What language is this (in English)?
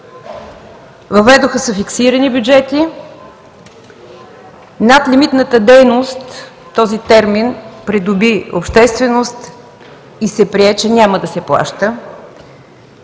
Bulgarian